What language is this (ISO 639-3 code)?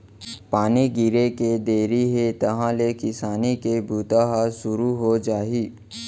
hne